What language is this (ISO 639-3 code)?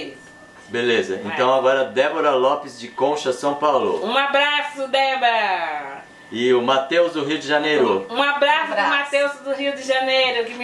por